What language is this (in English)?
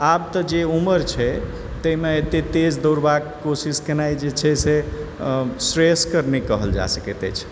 Maithili